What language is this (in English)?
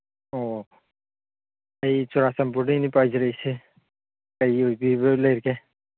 Manipuri